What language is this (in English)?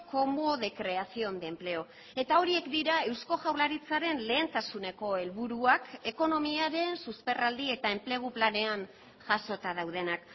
Basque